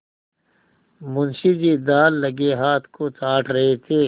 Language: Hindi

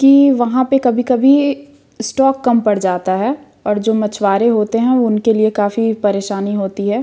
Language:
Hindi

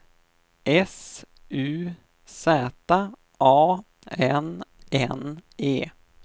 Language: Swedish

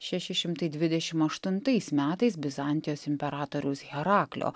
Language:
Lithuanian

